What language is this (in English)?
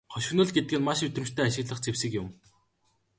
Mongolian